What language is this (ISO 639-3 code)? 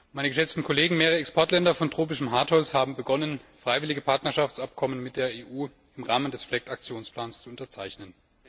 deu